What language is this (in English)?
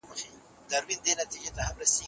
Pashto